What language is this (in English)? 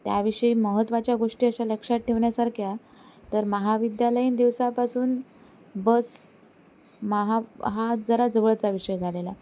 Marathi